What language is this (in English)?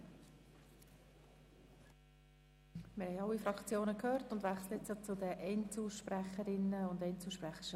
Swiss German